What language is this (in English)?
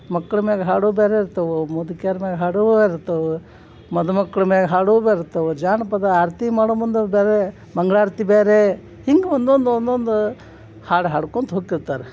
Kannada